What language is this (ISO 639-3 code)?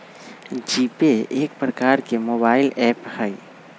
mag